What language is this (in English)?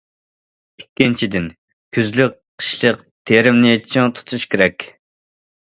Uyghur